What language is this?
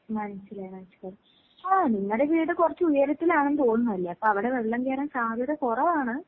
Malayalam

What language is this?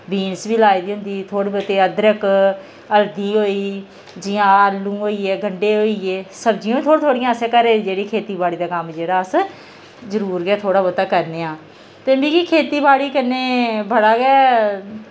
Dogri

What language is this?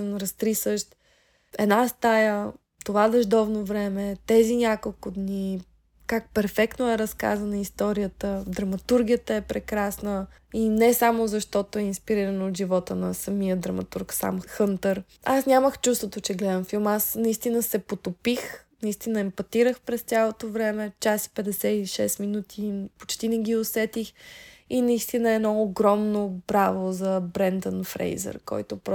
Bulgarian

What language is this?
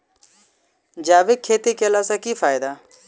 Maithili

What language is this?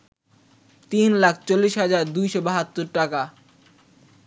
Bangla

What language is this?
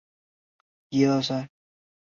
Chinese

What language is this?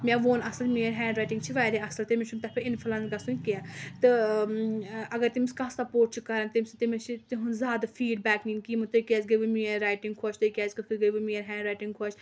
Kashmiri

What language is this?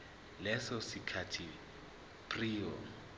Zulu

